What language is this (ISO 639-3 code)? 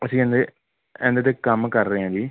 pan